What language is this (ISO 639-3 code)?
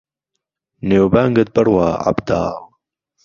ckb